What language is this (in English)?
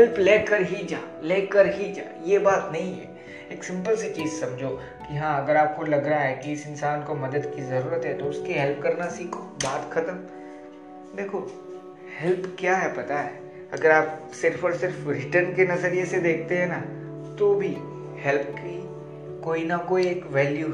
Hindi